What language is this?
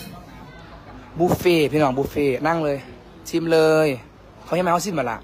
Thai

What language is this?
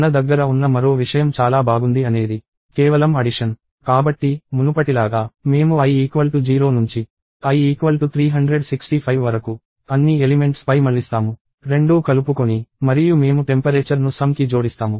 Telugu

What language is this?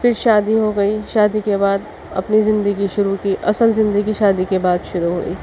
Urdu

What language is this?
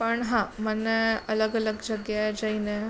Gujarati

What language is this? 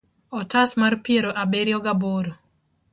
Luo (Kenya and Tanzania)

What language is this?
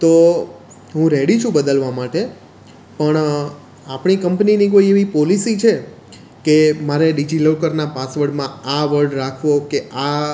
Gujarati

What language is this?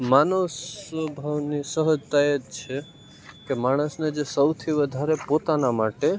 Gujarati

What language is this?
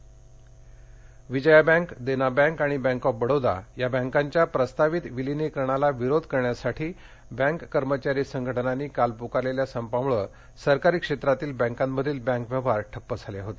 Marathi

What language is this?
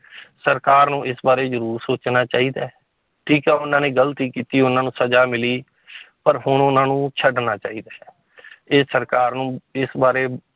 Punjabi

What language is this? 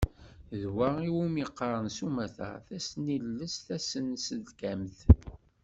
Kabyle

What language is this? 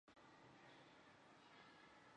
Chinese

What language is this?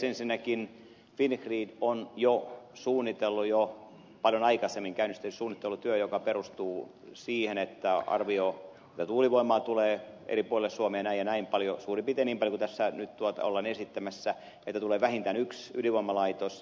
Finnish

